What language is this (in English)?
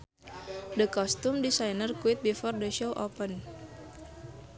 Sundanese